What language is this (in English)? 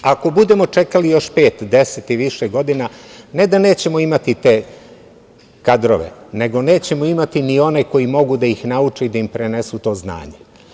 Serbian